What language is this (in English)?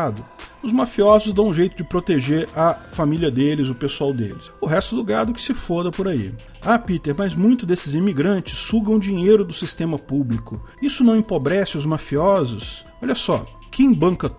Portuguese